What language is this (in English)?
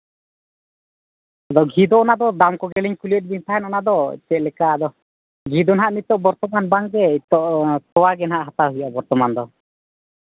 Santali